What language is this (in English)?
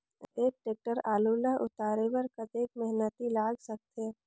Chhattisgarhi